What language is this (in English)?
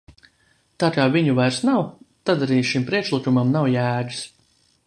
Latvian